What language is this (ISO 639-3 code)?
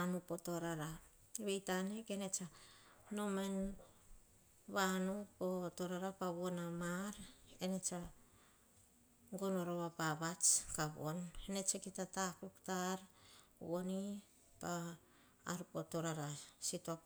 hah